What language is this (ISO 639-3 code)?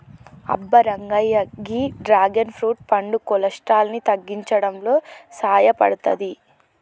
tel